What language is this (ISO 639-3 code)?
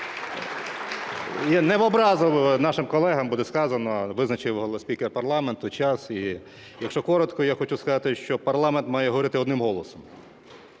ukr